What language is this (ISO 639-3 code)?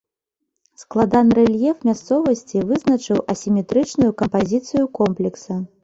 bel